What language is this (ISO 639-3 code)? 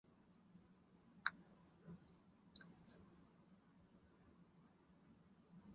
zho